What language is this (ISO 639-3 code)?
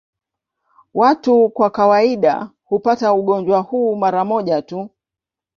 swa